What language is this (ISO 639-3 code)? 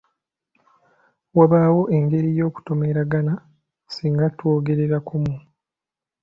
lug